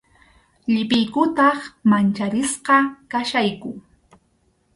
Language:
Arequipa-La Unión Quechua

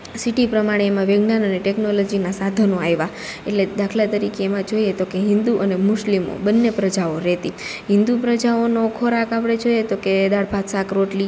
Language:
Gujarati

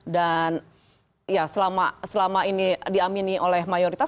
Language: Indonesian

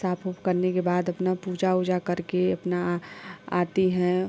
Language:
Hindi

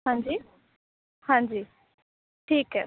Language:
Punjabi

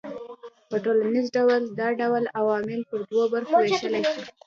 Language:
Pashto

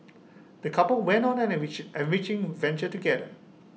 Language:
English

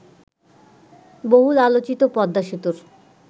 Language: Bangla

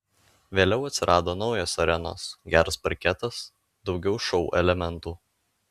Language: Lithuanian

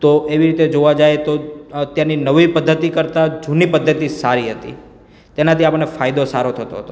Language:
Gujarati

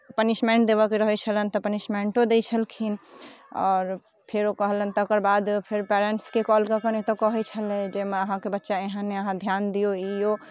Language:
Maithili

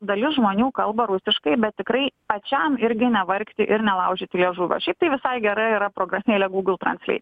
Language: Lithuanian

